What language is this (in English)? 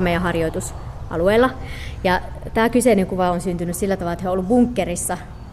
Finnish